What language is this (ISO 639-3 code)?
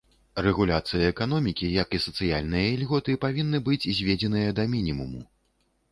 bel